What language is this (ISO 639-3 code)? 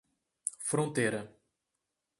por